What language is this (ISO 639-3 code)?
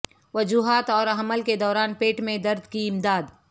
urd